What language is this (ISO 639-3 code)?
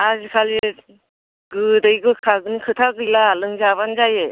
brx